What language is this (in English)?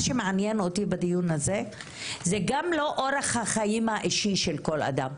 Hebrew